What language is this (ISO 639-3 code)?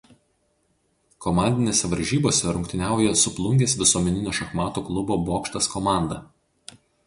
lit